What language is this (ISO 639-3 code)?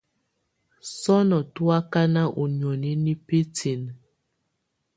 tvu